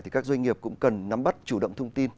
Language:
Vietnamese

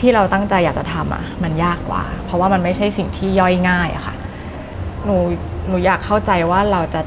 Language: Thai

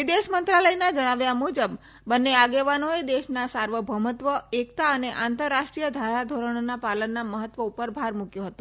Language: Gujarati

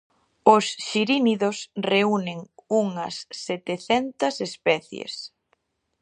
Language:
Galician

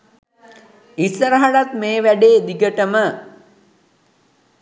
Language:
Sinhala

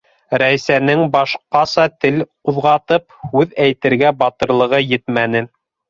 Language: Bashkir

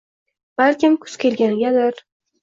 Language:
Uzbek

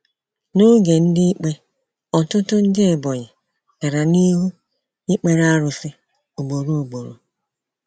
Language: Igbo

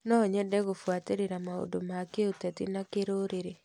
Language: Kikuyu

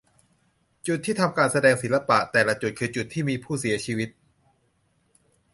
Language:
Thai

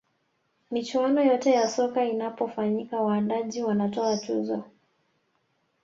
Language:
Swahili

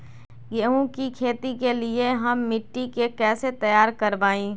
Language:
Magahi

